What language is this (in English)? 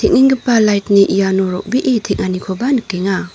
Garo